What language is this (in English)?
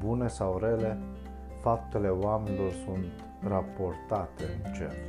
Romanian